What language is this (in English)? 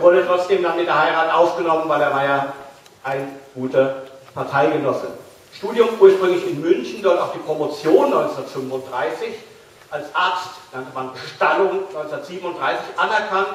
German